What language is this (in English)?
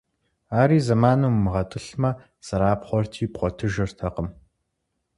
Kabardian